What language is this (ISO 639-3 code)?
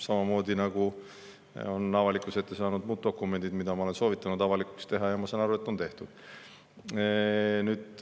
est